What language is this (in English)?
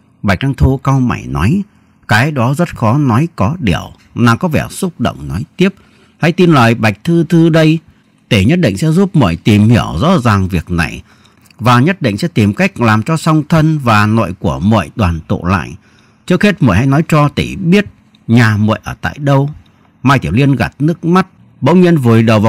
Vietnamese